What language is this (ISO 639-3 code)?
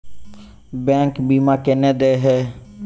mai